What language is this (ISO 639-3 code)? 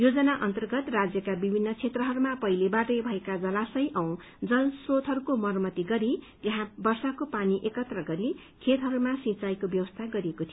nep